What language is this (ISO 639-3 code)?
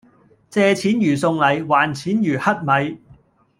yue